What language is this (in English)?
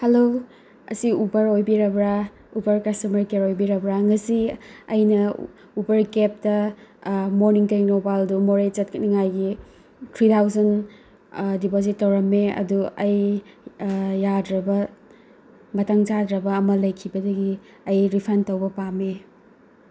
Manipuri